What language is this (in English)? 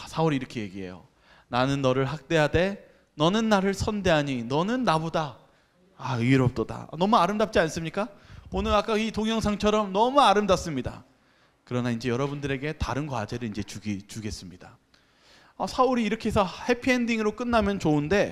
Korean